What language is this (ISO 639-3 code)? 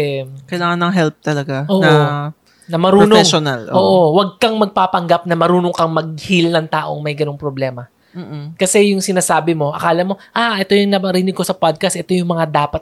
fil